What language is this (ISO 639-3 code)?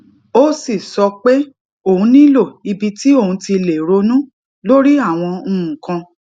yor